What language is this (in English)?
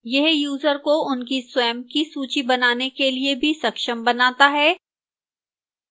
Hindi